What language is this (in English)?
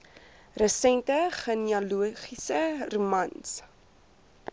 Afrikaans